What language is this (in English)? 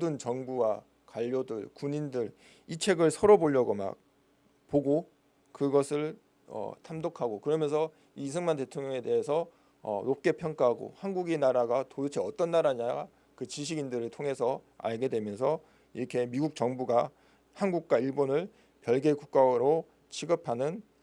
Korean